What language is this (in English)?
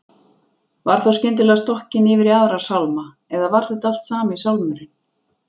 Icelandic